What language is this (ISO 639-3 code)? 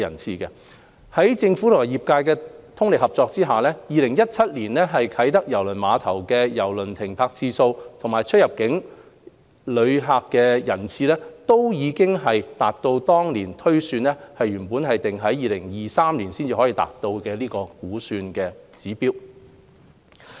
yue